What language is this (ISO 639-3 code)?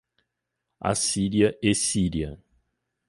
por